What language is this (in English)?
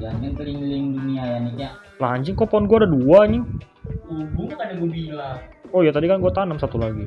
Indonesian